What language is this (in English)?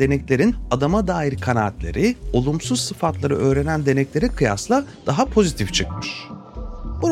Turkish